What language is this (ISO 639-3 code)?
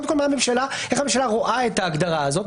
heb